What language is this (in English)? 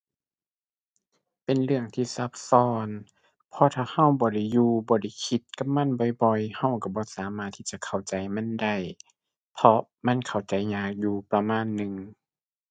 Thai